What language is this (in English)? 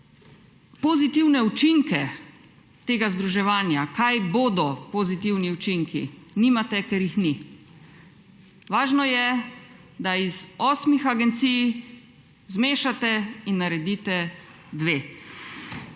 Slovenian